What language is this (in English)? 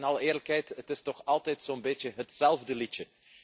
Dutch